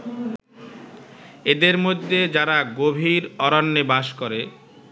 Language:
Bangla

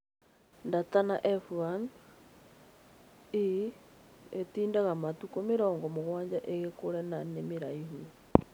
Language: Kikuyu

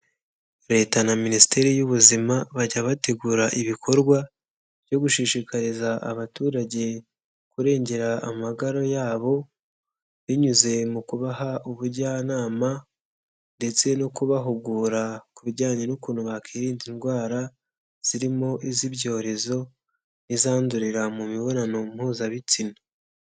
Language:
Kinyarwanda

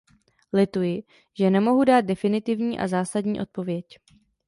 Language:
Czech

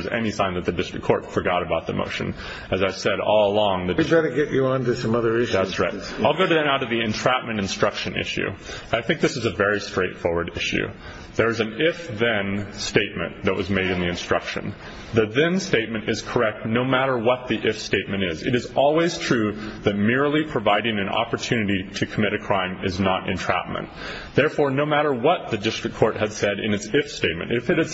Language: English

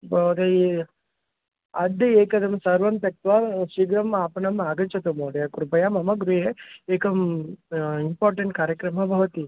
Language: Sanskrit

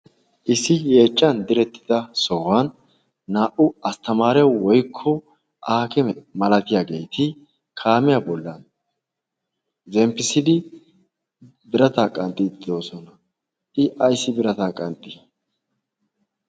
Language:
Wolaytta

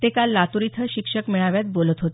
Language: Marathi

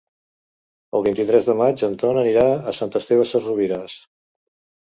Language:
Catalan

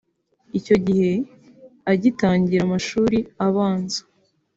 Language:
Kinyarwanda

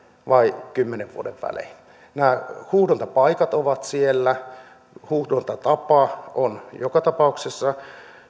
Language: Finnish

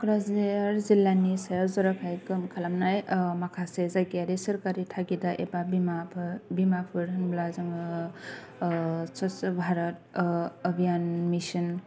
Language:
Bodo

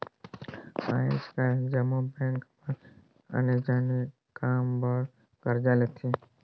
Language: Chhattisgarhi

